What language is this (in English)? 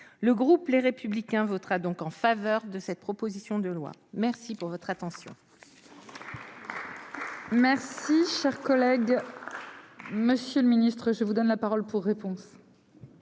French